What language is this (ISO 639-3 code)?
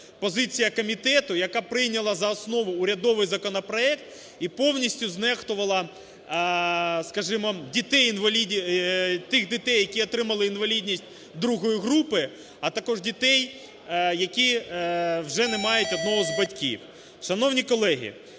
ukr